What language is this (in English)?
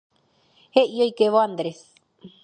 Guarani